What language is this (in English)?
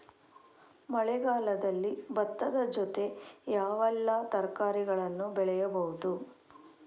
Kannada